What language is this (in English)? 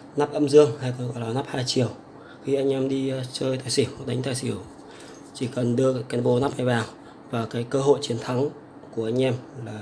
Vietnamese